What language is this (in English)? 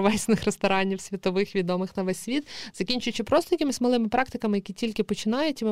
Ukrainian